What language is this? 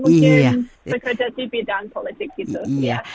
Indonesian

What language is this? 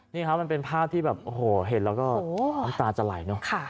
Thai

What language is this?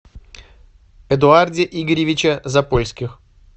Russian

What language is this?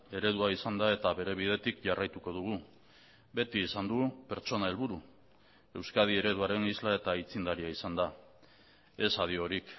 Basque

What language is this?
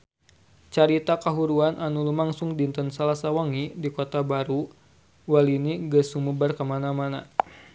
Sundanese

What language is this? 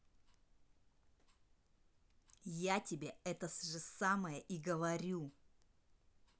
Russian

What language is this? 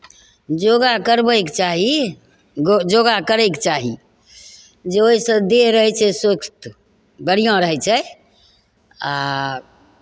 Maithili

